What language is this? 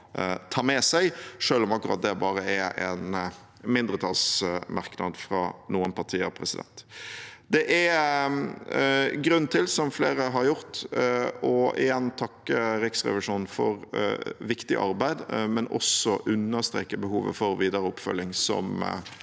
Norwegian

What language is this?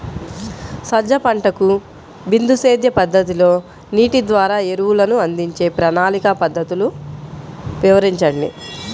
Telugu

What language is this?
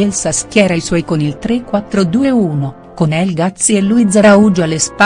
Italian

